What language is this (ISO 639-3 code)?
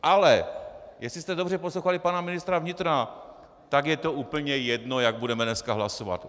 ces